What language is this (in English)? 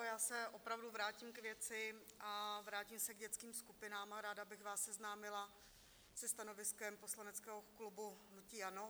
Czech